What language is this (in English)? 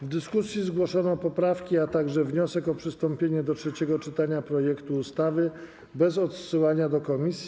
Polish